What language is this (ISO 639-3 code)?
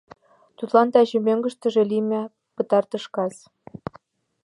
chm